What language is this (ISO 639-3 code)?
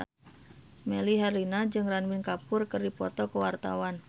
sun